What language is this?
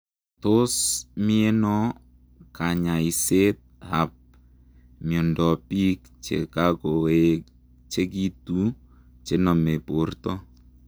Kalenjin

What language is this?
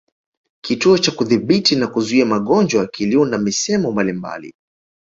Swahili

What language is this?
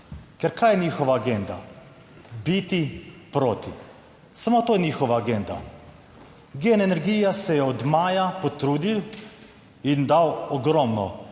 Slovenian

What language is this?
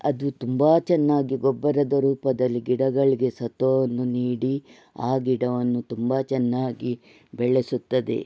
Kannada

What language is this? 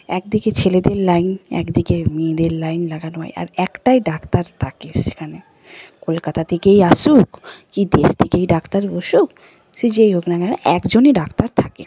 Bangla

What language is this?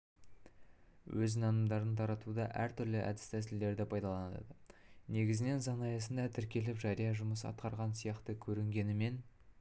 Kazakh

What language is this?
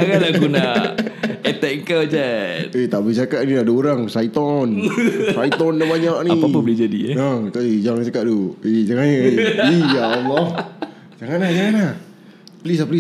Malay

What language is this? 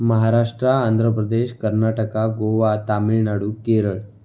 Marathi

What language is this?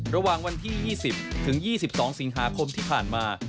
Thai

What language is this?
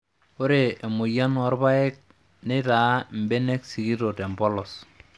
Masai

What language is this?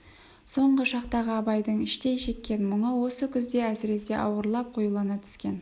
Kazakh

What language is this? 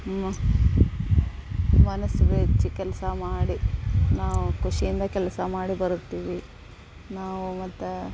Kannada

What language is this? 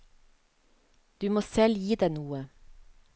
Norwegian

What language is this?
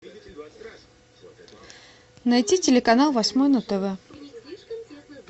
Russian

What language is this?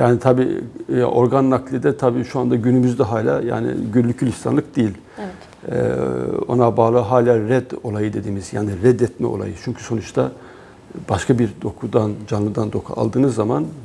Turkish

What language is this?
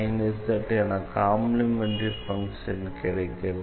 Tamil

